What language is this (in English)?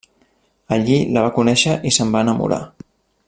Catalan